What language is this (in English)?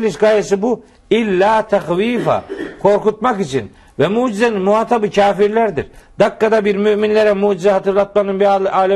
Turkish